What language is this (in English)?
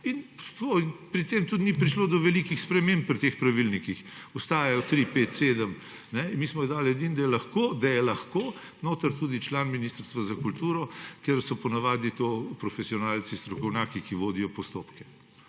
Slovenian